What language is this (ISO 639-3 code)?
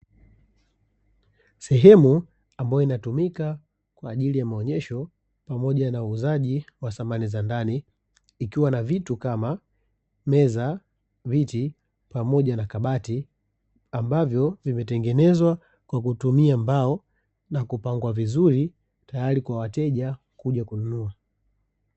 swa